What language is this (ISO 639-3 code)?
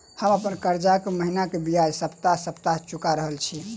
mai